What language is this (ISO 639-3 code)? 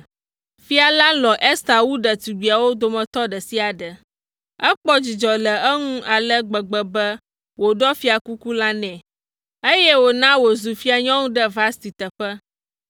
ewe